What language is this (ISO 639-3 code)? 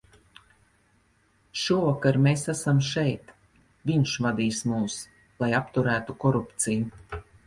lav